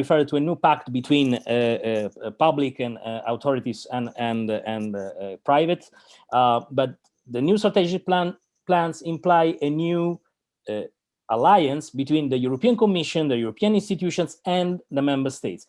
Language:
Italian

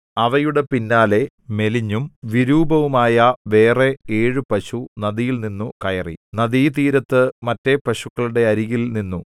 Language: Malayalam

